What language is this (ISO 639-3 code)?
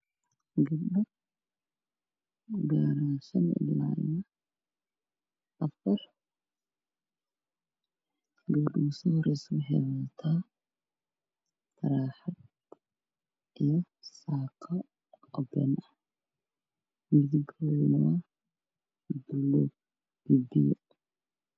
som